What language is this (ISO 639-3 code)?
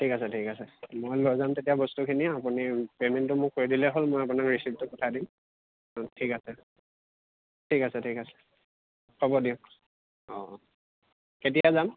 asm